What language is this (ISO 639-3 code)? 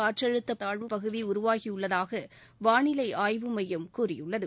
tam